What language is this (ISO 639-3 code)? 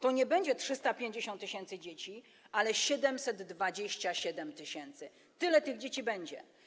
pol